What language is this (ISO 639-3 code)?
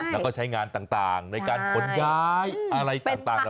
tha